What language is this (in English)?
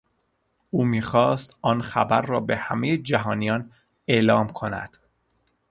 Persian